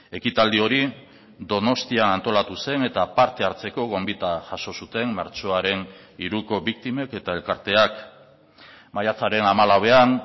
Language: Basque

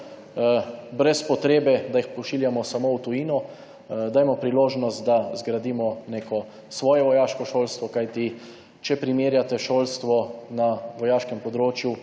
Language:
Slovenian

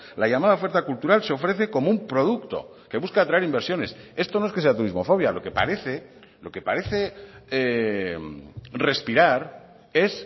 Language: Spanish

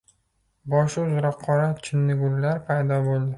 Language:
Uzbek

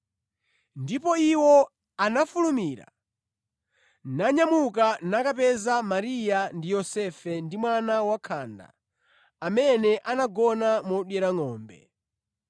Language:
Nyanja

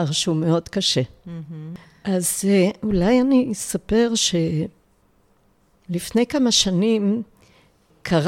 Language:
Hebrew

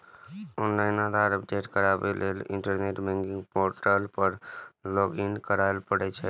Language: Maithili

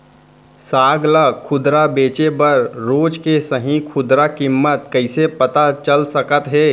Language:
Chhattisgarhi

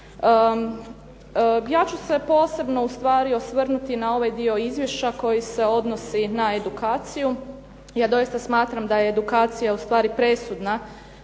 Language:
Croatian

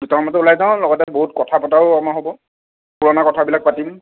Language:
Assamese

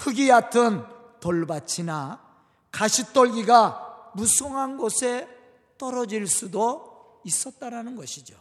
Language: Korean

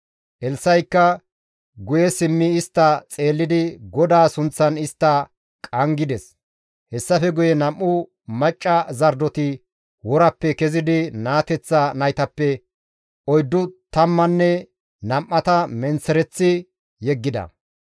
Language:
Gamo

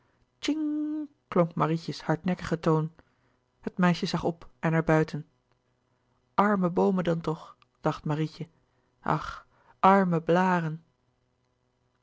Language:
Dutch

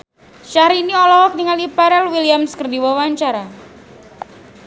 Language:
Sundanese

